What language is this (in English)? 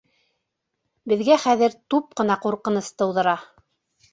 Bashkir